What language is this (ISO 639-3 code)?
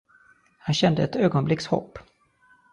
swe